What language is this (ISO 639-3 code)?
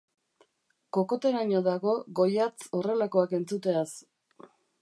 eus